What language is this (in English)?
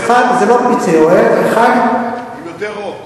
Hebrew